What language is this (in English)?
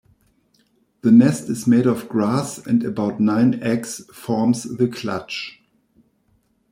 English